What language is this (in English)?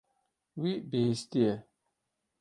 Kurdish